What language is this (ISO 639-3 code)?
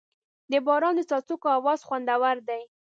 pus